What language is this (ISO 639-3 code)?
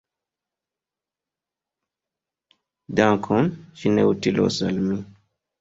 epo